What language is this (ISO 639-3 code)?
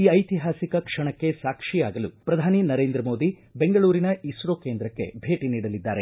kan